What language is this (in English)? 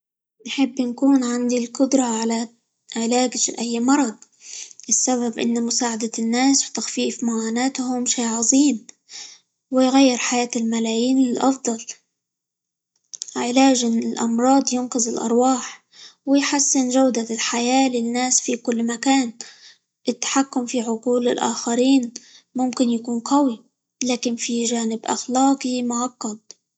Libyan Arabic